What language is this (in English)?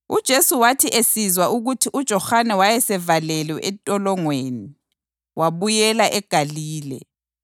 North Ndebele